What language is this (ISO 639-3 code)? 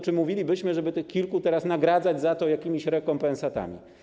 pol